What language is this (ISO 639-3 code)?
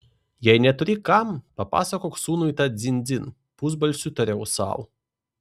lit